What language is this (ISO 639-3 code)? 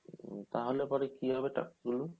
ben